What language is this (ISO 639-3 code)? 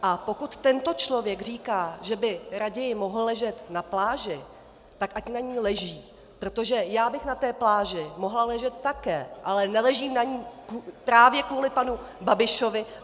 ces